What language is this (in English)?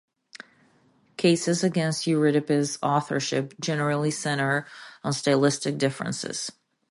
English